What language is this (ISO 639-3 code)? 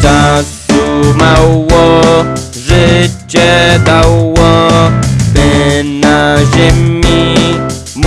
pol